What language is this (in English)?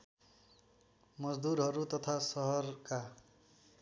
Nepali